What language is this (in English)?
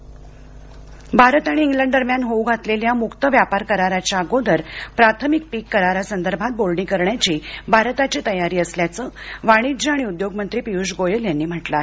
Marathi